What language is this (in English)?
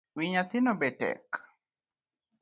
Luo (Kenya and Tanzania)